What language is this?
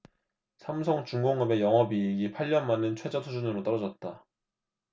Korean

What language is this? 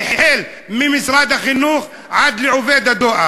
Hebrew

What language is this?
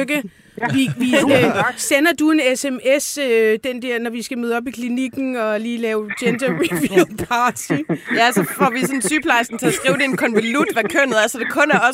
Danish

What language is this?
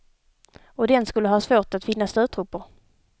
Swedish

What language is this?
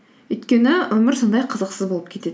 Kazakh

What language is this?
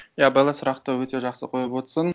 Kazakh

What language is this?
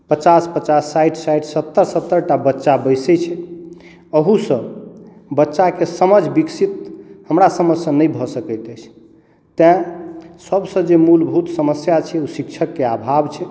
Maithili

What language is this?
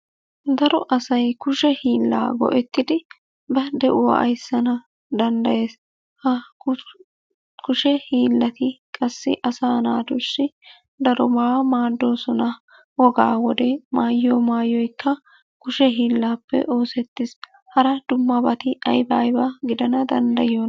Wolaytta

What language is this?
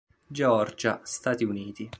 Italian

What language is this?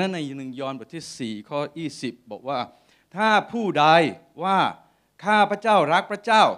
Thai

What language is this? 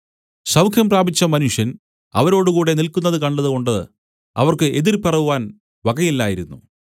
Malayalam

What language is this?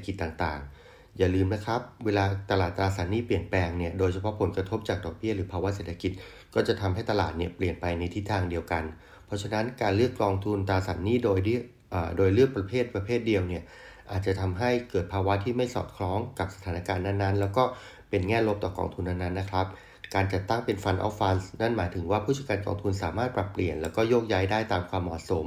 Thai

